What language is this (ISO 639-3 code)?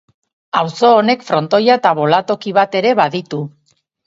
eus